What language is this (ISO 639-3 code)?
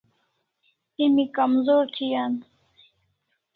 kls